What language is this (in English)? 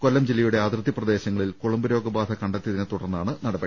Malayalam